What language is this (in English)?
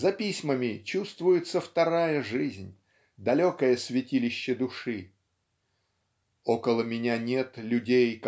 Russian